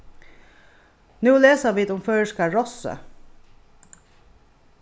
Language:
Faroese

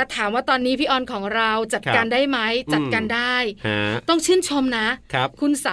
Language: Thai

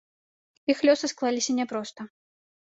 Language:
Belarusian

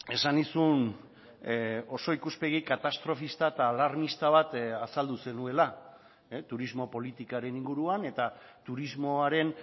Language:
Basque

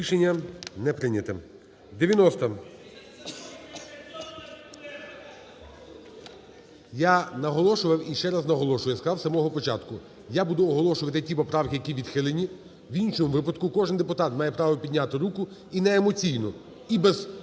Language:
Ukrainian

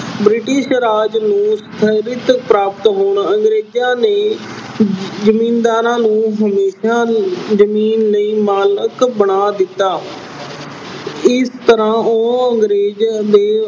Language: Punjabi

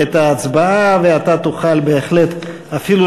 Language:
Hebrew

